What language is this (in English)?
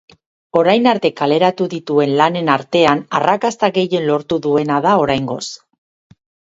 Basque